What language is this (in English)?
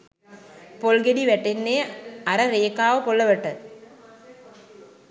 Sinhala